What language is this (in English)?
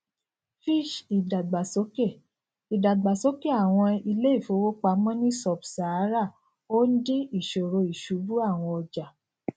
Yoruba